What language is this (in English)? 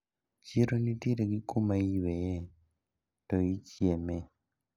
Luo (Kenya and Tanzania)